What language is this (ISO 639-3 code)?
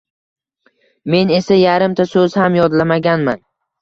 uzb